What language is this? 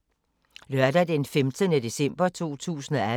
Danish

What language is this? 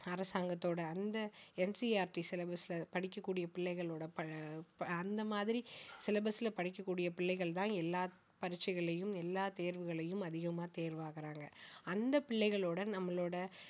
Tamil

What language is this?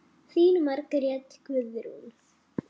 Icelandic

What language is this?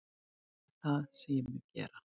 Icelandic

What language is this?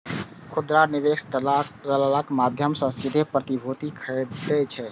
Maithili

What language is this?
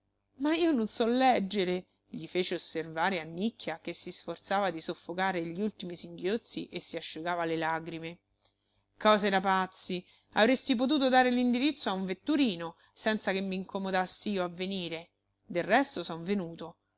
Italian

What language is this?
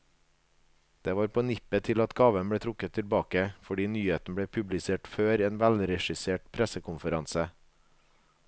Norwegian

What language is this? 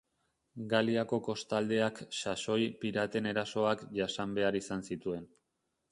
Basque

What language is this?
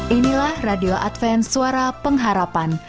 Indonesian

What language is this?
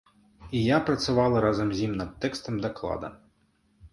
Belarusian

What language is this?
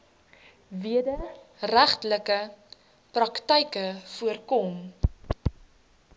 Afrikaans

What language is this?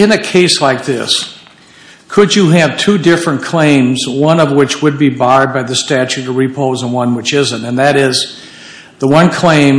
English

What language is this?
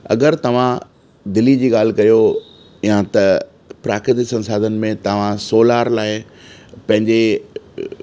Sindhi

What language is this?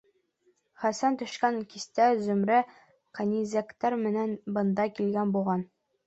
Bashkir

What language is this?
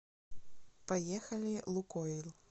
Russian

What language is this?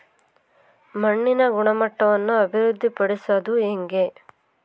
Kannada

